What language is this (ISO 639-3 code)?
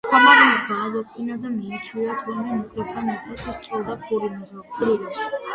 kat